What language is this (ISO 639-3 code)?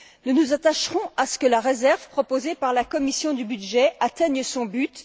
fra